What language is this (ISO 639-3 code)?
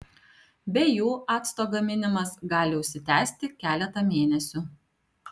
lit